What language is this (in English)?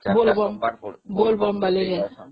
Odia